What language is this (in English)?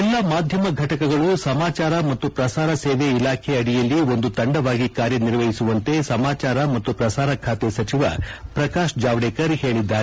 Kannada